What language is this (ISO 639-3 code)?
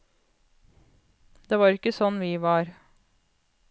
nor